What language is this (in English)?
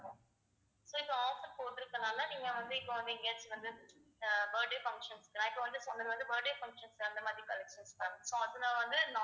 Tamil